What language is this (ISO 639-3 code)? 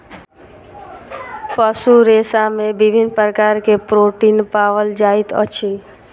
mai